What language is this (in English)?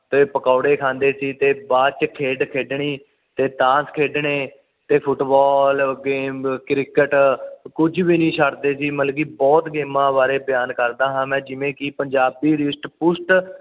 Punjabi